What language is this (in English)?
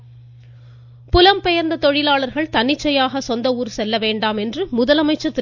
Tamil